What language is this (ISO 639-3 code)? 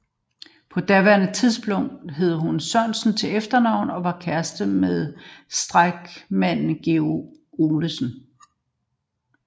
dan